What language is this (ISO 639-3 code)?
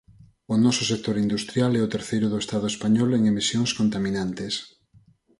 glg